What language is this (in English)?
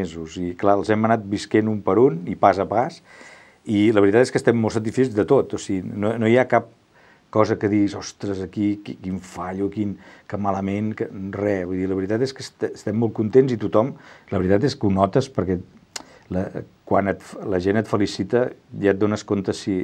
Spanish